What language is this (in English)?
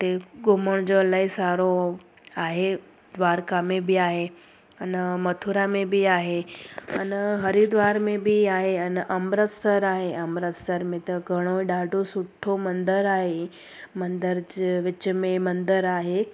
Sindhi